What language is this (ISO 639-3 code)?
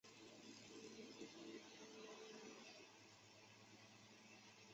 zho